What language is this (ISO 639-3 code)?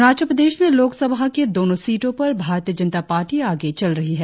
hin